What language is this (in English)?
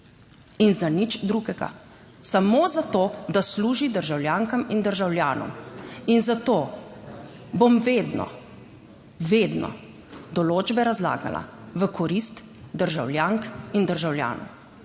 Slovenian